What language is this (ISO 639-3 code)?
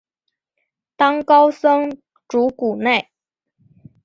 zho